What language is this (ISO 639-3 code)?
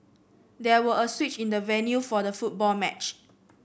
eng